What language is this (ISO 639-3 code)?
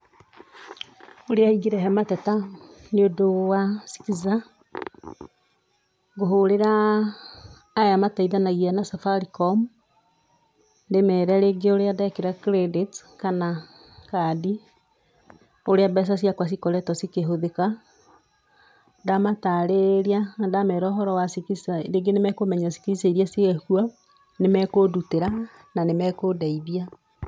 kik